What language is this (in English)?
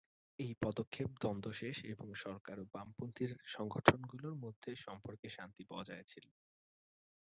Bangla